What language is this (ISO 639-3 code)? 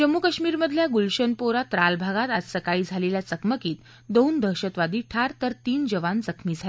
mar